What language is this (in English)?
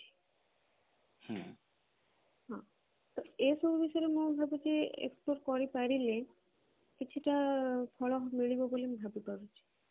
Odia